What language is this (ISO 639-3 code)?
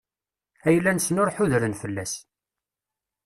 kab